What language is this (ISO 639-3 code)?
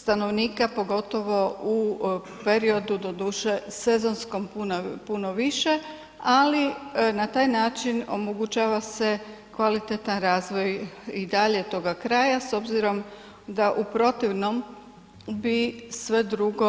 hrv